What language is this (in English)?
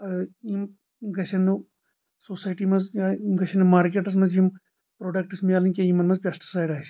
Kashmiri